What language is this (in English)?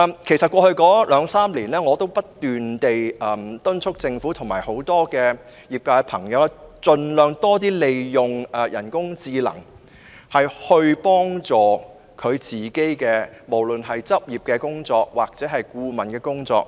Cantonese